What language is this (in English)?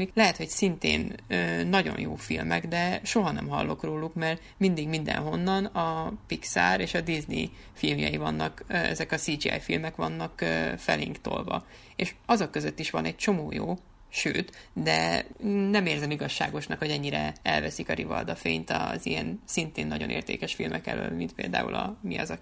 Hungarian